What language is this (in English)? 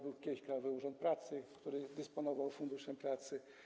Polish